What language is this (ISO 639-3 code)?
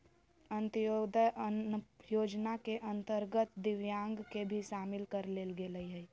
mag